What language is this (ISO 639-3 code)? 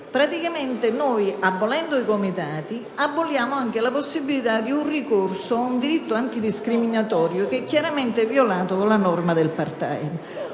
ita